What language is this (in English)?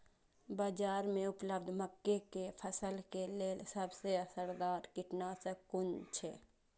Maithili